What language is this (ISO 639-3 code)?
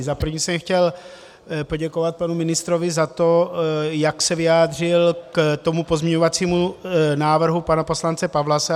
ces